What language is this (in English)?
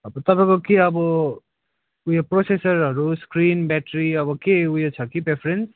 Nepali